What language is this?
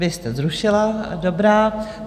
Czech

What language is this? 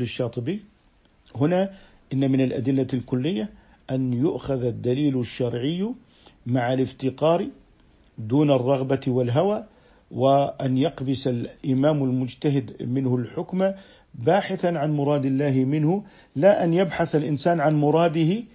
Arabic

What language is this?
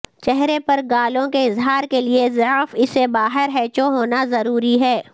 Urdu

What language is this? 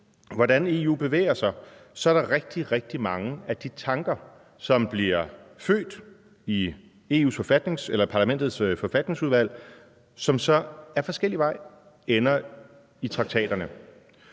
Danish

